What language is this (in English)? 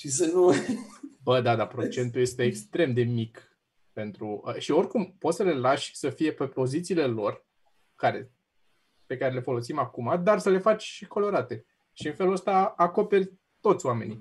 Romanian